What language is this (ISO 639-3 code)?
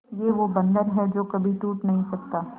hin